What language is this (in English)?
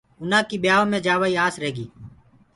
Gurgula